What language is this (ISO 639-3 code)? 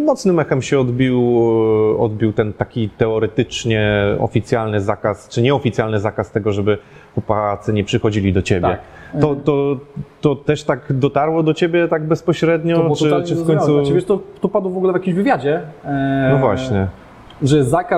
pol